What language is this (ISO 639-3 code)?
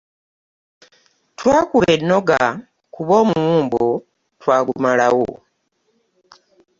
lug